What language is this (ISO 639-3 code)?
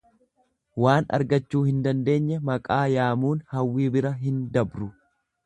orm